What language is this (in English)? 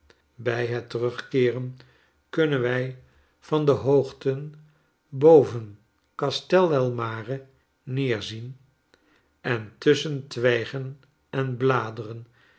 Dutch